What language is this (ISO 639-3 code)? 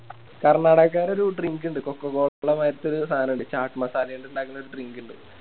mal